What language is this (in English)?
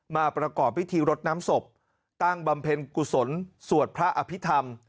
Thai